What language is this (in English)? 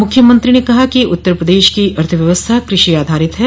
Hindi